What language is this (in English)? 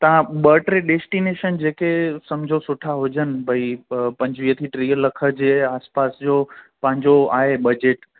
Sindhi